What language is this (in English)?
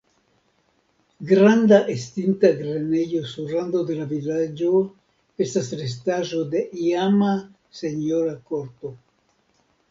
Esperanto